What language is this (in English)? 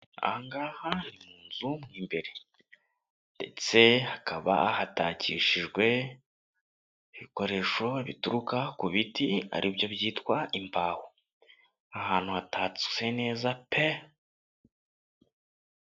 Kinyarwanda